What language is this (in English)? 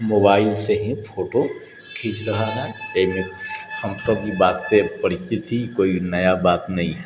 Maithili